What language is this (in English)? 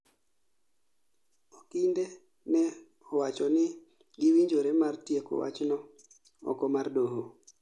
Luo (Kenya and Tanzania)